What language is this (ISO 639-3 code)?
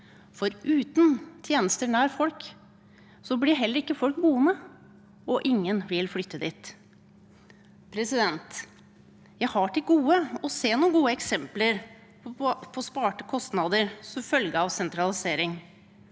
nor